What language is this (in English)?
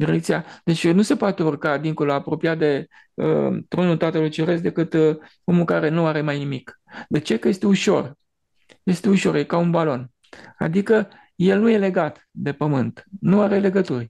Romanian